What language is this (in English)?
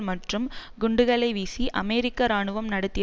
Tamil